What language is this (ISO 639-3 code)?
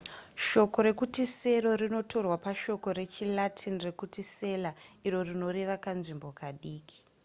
sna